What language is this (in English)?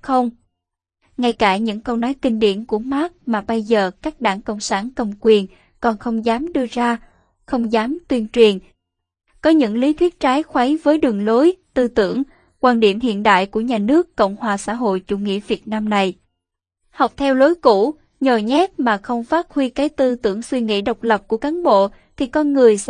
Vietnamese